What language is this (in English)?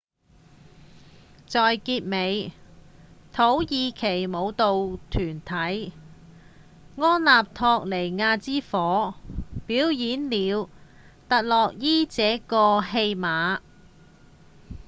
Cantonese